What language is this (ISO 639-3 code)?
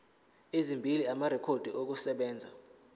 zul